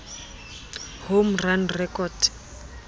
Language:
Southern Sotho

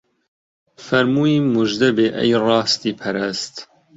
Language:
Central Kurdish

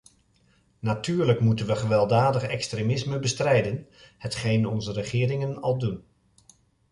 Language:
Dutch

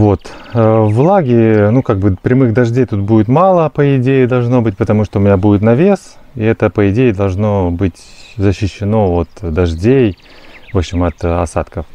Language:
Russian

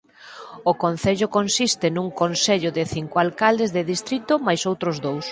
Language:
Galician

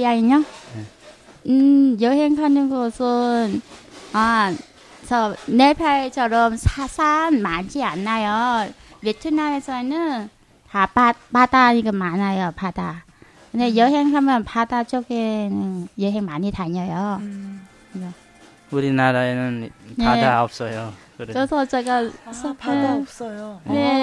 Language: Korean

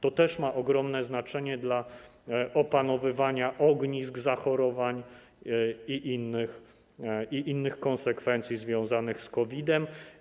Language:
Polish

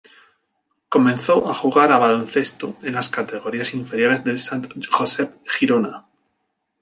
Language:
Spanish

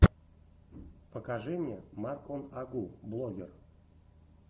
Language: Russian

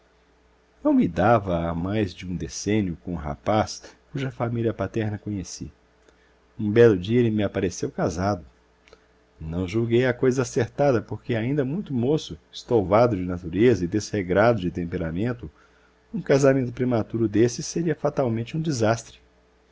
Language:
Portuguese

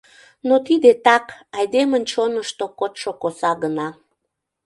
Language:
Mari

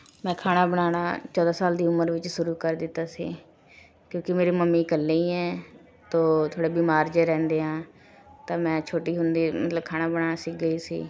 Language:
Punjabi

